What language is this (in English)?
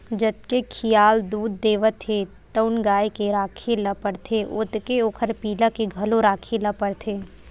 Chhattisgarhi